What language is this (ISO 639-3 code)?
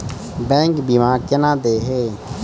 mai